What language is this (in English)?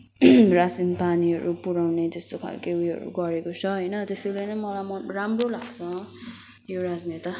Nepali